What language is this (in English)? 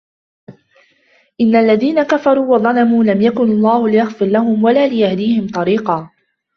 Arabic